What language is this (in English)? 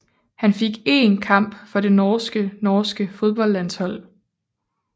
Danish